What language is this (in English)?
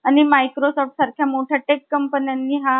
Marathi